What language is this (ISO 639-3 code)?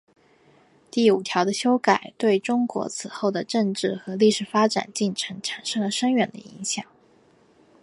zho